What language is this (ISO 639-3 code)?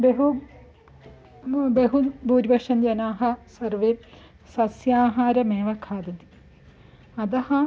san